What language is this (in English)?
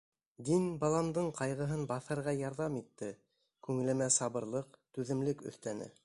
Bashkir